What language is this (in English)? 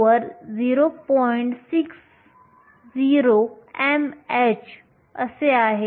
Marathi